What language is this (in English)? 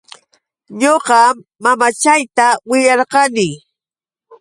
Yauyos Quechua